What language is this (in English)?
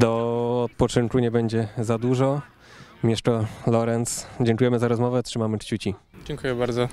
Polish